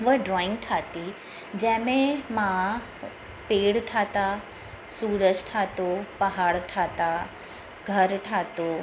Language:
Sindhi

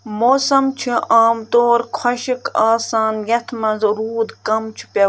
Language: Kashmiri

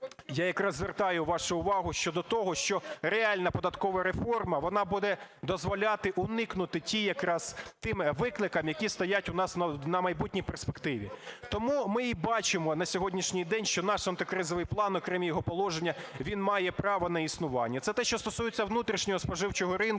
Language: Ukrainian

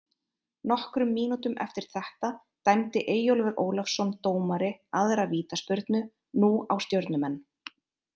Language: Icelandic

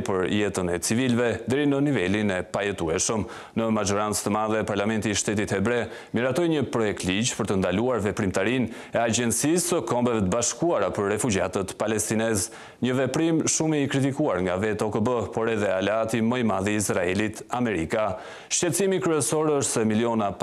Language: Romanian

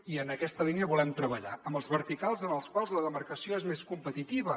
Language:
Catalan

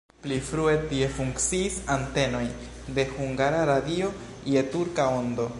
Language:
Esperanto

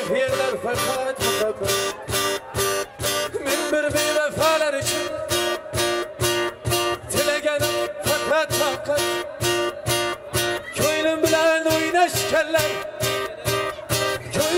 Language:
Turkish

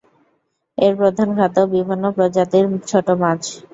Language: Bangla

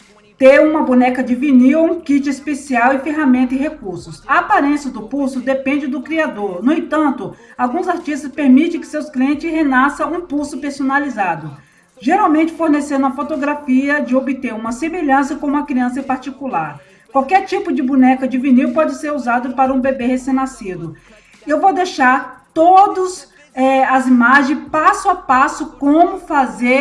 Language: Portuguese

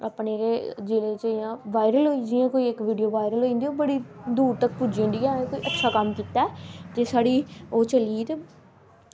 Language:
Dogri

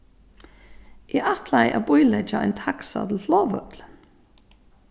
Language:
Faroese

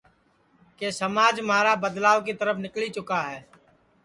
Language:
Sansi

